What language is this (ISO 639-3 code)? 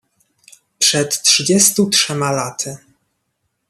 pol